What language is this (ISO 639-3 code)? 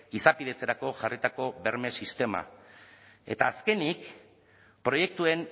eus